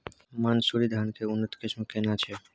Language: Maithili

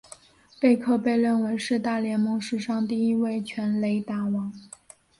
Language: Chinese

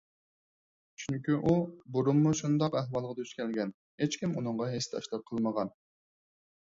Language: Uyghur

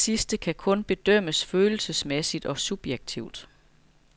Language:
Danish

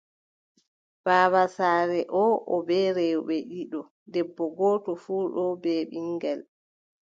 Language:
Adamawa Fulfulde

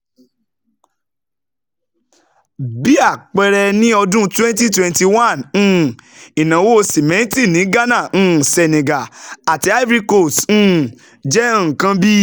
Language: Yoruba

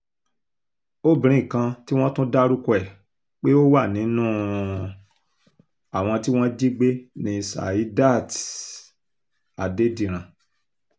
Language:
Yoruba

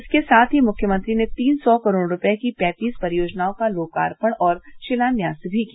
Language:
Hindi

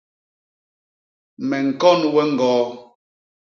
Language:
Basaa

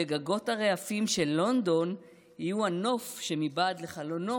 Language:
Hebrew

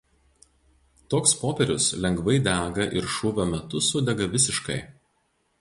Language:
Lithuanian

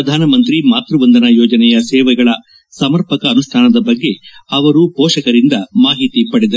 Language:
Kannada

